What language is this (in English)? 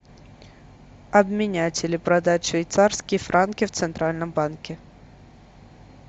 Russian